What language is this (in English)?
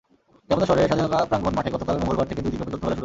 Bangla